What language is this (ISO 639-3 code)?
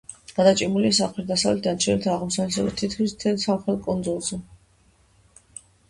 kat